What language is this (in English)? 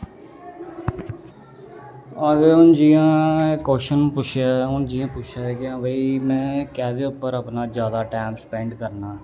Dogri